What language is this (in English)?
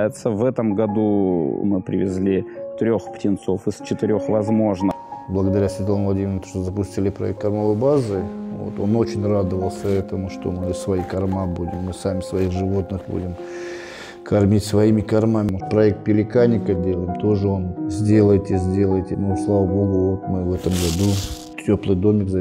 Russian